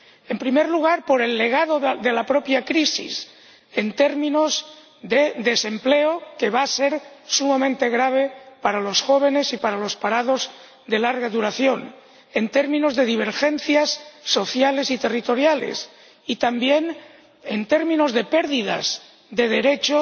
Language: Spanish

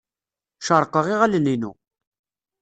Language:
Kabyle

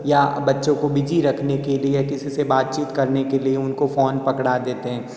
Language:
Hindi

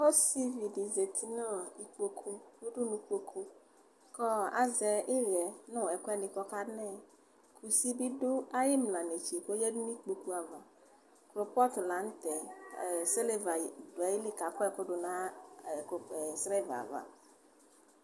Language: Ikposo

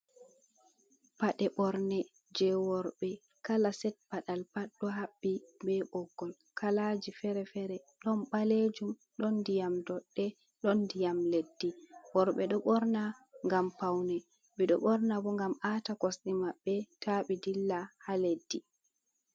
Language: Fula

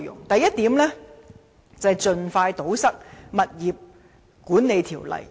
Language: Cantonese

